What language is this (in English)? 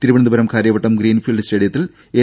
Malayalam